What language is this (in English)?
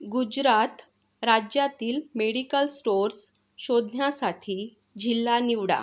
Marathi